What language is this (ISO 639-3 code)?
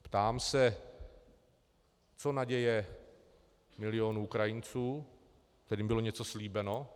ces